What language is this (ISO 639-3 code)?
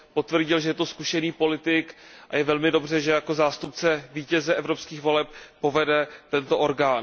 ces